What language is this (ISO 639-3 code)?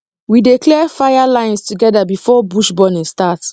pcm